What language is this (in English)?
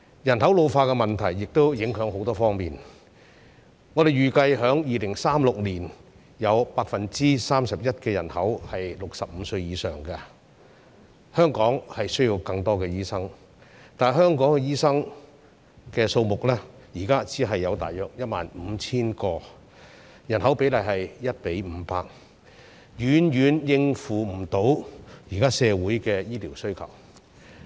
Cantonese